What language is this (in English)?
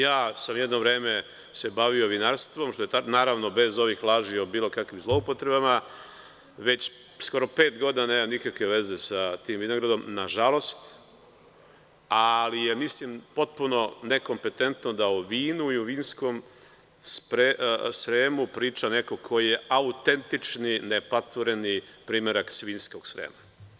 Serbian